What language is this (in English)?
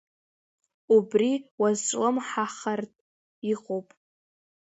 Abkhazian